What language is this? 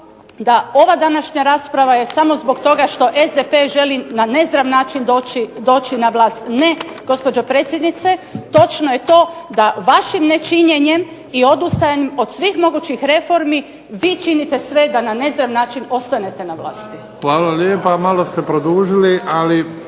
Croatian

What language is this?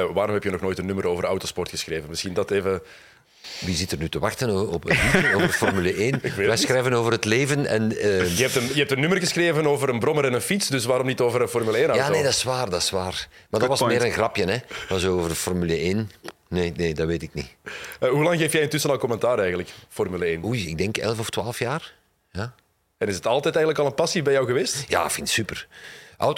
Dutch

